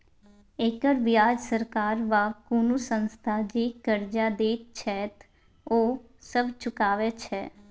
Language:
Maithili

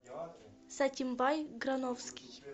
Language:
Russian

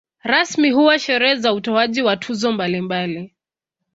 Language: Swahili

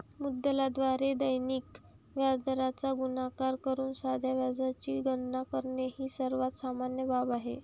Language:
Marathi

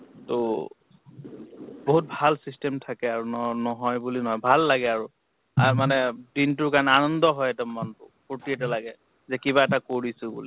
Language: Assamese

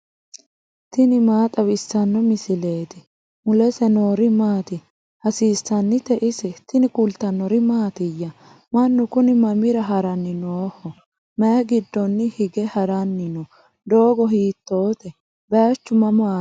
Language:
Sidamo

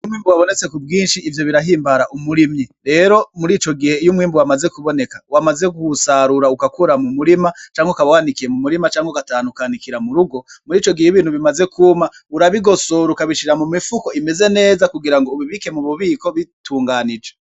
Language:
Rundi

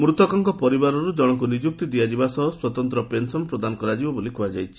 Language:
Odia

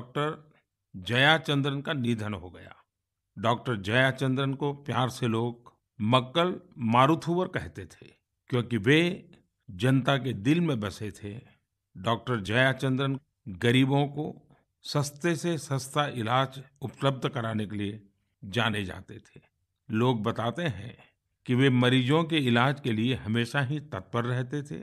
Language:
Hindi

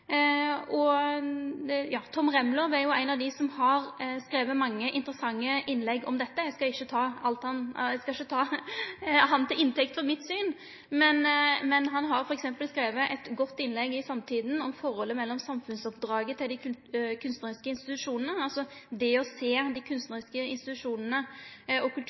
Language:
Norwegian Nynorsk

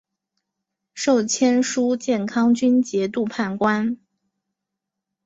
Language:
Chinese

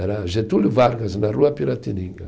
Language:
Portuguese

